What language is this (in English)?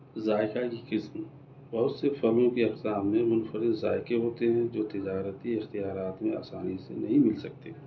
Urdu